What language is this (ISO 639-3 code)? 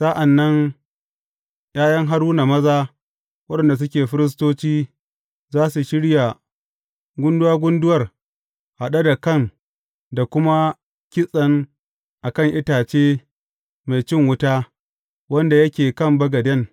hau